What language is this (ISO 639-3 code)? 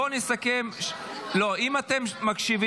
heb